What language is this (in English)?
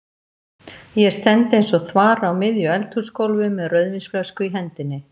Icelandic